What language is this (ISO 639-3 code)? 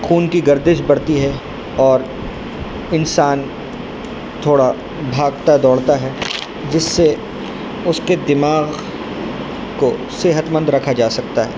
urd